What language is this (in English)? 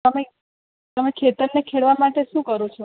Gujarati